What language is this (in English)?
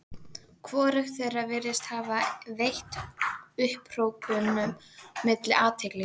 Icelandic